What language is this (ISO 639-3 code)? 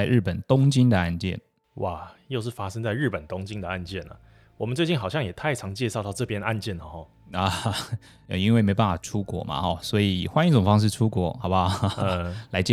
zho